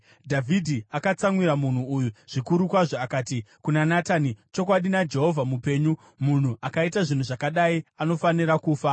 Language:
Shona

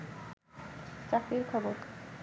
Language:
Bangla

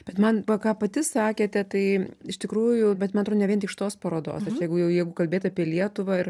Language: Lithuanian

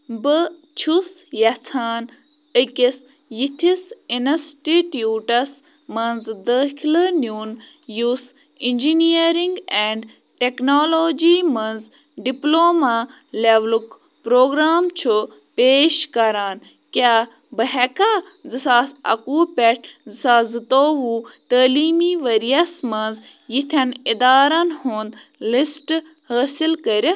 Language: Kashmiri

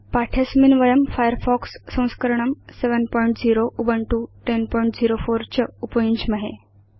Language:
Sanskrit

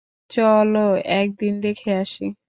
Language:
Bangla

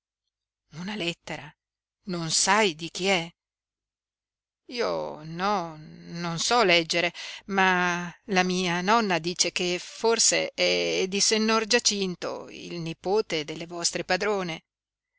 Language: Italian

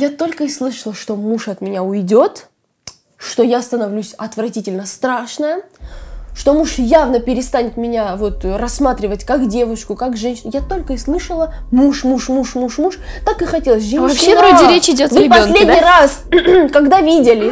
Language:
Russian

